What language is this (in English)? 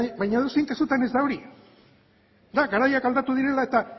Basque